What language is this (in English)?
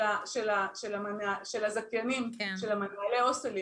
Hebrew